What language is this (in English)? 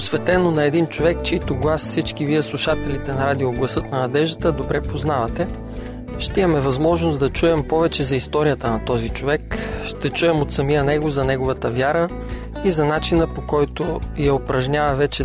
Bulgarian